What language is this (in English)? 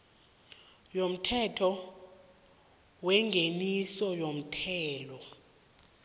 South Ndebele